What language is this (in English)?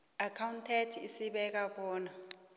South Ndebele